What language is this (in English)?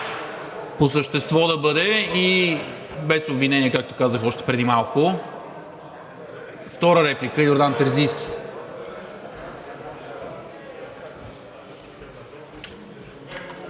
Bulgarian